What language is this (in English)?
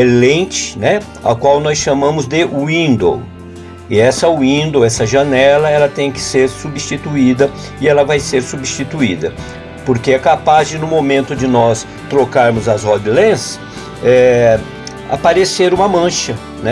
Portuguese